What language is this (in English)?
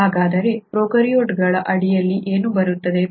Kannada